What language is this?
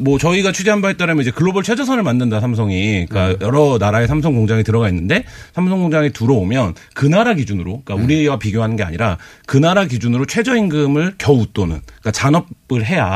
Korean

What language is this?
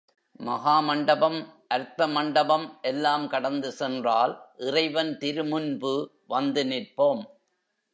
Tamil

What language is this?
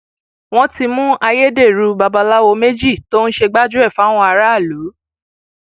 Yoruba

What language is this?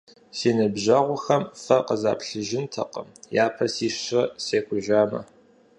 Kabardian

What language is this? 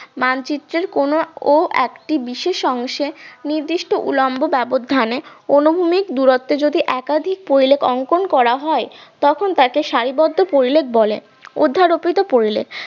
Bangla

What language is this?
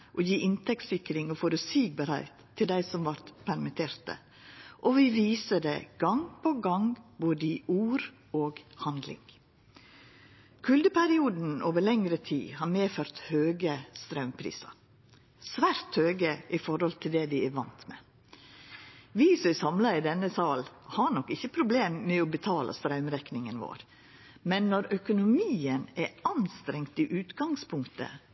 Norwegian Nynorsk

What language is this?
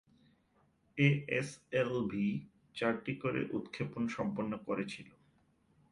Bangla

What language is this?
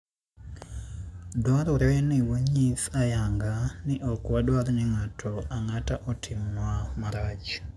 Luo (Kenya and Tanzania)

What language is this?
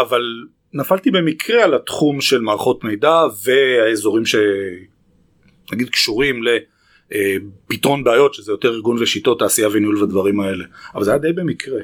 Hebrew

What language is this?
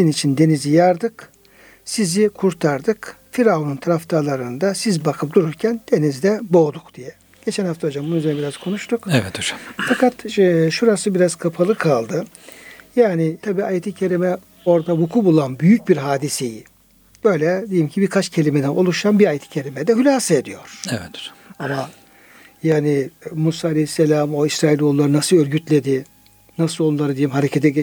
Turkish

